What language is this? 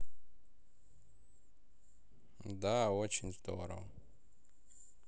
Russian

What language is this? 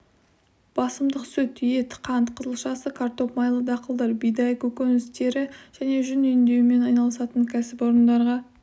Kazakh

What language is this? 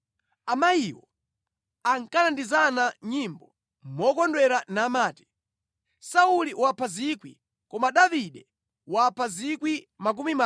Nyanja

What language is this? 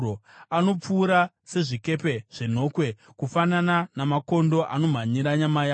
Shona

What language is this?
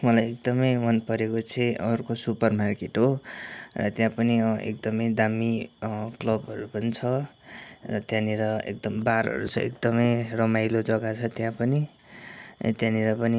Nepali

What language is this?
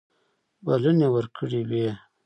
Pashto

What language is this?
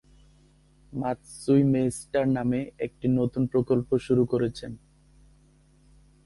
Bangla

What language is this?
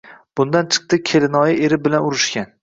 Uzbek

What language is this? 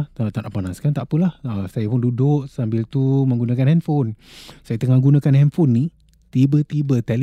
Malay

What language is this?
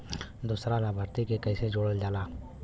Bhojpuri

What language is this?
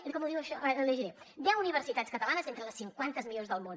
Catalan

